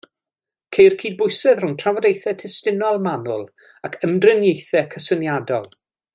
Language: Welsh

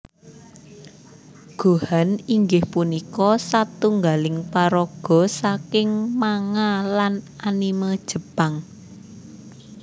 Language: Javanese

